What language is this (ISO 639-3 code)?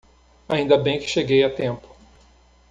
por